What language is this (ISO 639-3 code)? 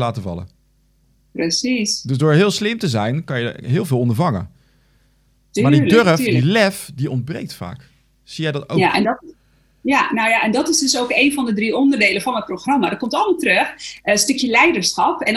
nld